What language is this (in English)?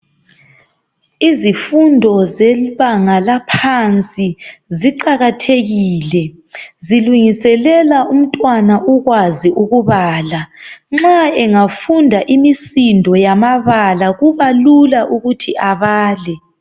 North Ndebele